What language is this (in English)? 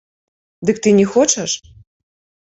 Belarusian